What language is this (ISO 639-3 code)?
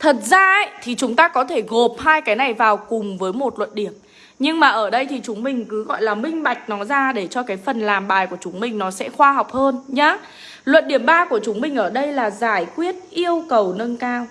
vie